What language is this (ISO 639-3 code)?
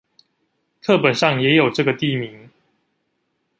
zho